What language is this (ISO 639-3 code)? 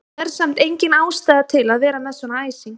isl